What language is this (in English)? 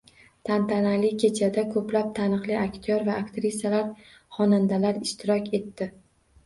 Uzbek